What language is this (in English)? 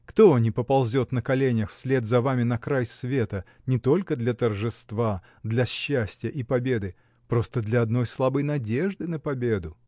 Russian